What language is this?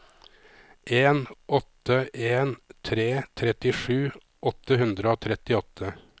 Norwegian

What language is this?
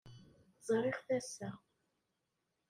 Kabyle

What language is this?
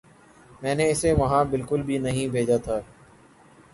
Urdu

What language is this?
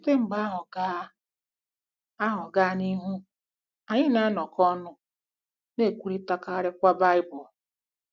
Igbo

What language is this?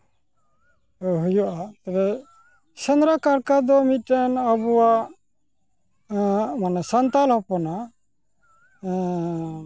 Santali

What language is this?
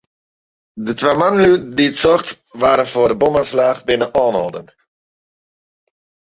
Western Frisian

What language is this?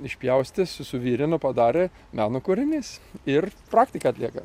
Lithuanian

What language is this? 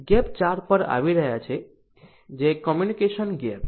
Gujarati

